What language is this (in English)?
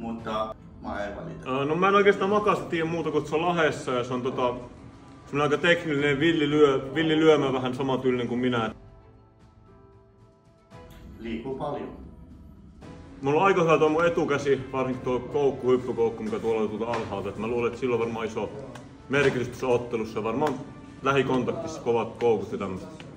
Finnish